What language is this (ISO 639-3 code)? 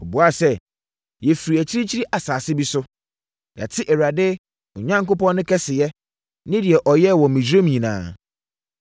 aka